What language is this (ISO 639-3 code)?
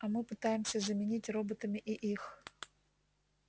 rus